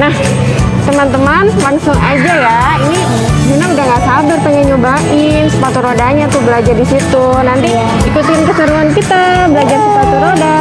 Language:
Indonesian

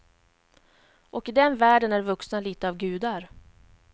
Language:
Swedish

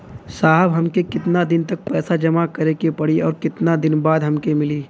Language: Bhojpuri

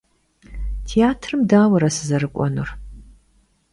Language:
Kabardian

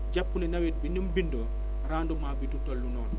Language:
Wolof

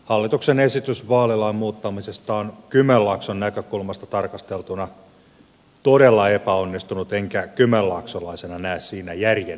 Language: Finnish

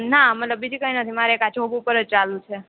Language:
Gujarati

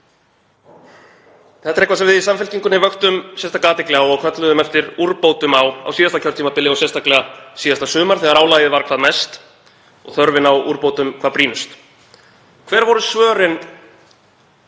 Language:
Icelandic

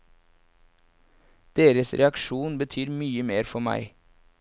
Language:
Norwegian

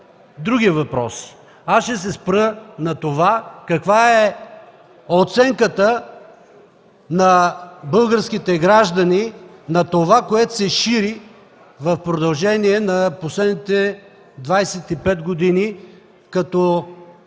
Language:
Bulgarian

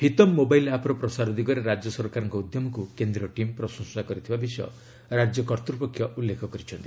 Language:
Odia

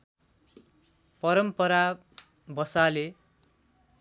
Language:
Nepali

